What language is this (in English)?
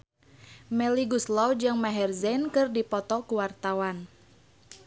Sundanese